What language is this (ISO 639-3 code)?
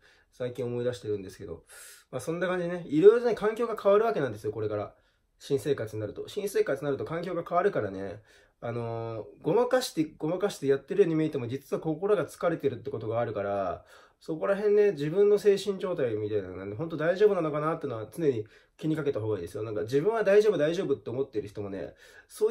jpn